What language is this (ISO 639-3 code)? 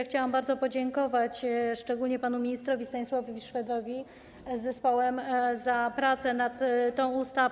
pol